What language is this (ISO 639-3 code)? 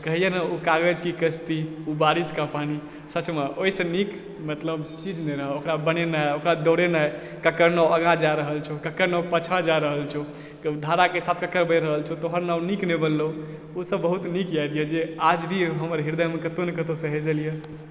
mai